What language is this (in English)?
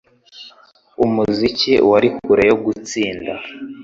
Kinyarwanda